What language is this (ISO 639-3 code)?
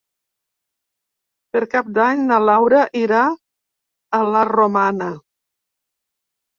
cat